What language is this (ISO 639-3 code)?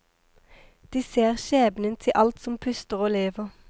nor